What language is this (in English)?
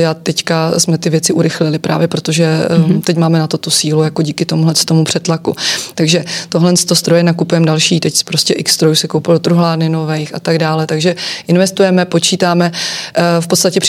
Czech